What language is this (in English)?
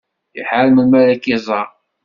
Kabyle